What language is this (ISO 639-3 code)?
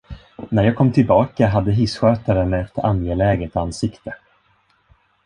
swe